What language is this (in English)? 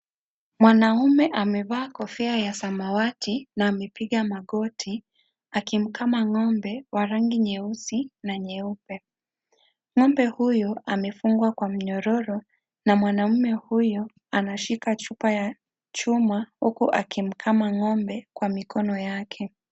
Swahili